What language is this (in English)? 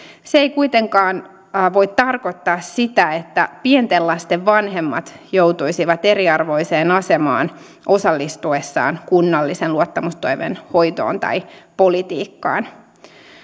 Finnish